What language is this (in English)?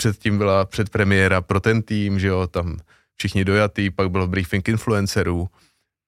Czech